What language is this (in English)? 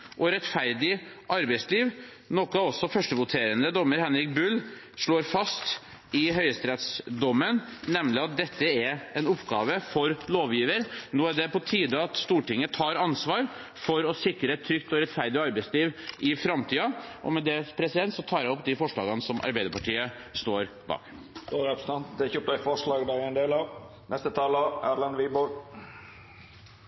Norwegian